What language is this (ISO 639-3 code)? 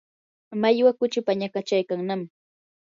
qur